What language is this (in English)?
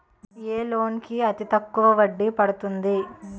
Telugu